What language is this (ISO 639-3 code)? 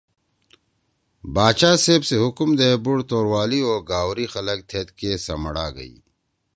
trw